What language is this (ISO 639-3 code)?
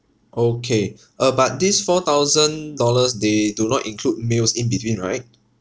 eng